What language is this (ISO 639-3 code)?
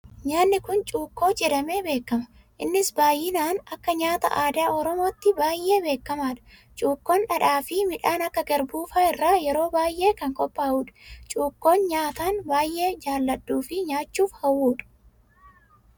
orm